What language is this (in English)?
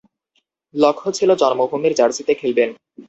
Bangla